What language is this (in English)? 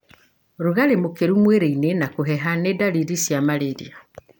Kikuyu